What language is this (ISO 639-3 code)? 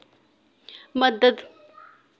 doi